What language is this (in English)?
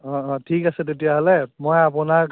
Assamese